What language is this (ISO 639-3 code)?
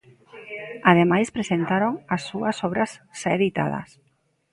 glg